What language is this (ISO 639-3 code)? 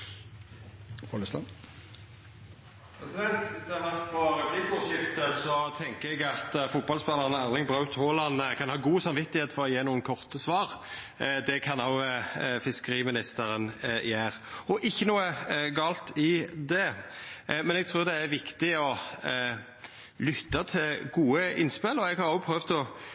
nno